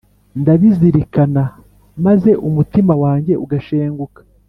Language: Kinyarwanda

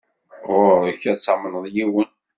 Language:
Kabyle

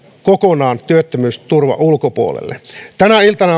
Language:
Finnish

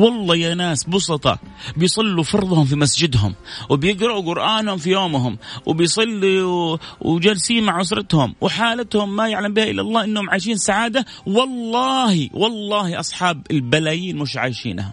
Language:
Arabic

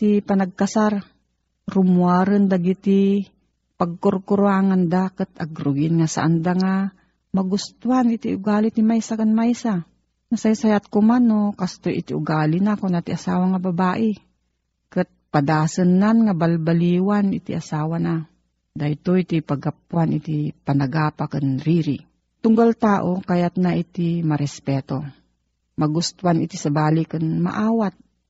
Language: Filipino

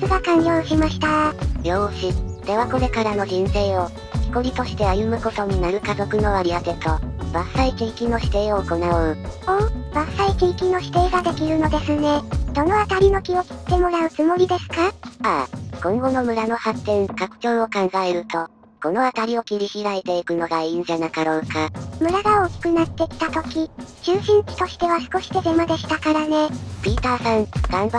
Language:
Japanese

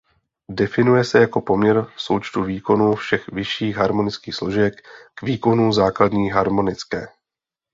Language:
Czech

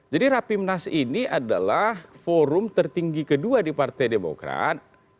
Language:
Indonesian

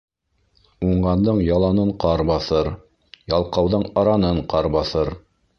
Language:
Bashkir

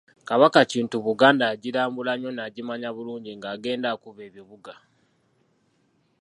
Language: Ganda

